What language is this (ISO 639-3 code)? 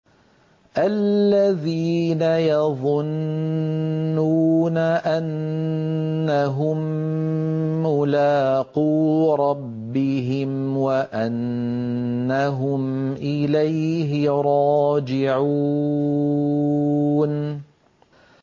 ara